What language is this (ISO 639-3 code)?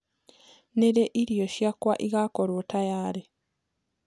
kik